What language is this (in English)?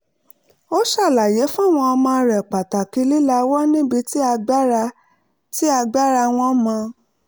Yoruba